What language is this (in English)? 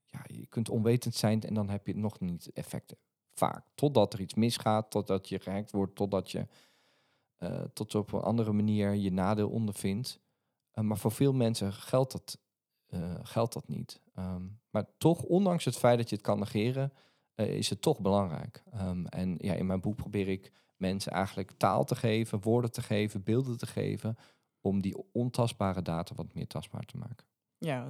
Dutch